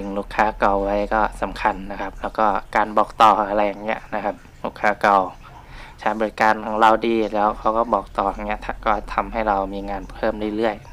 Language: Thai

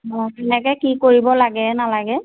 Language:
Assamese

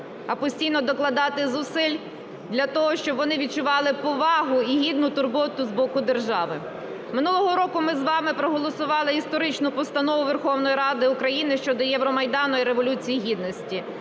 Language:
Ukrainian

